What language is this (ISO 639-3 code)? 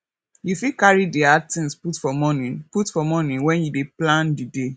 pcm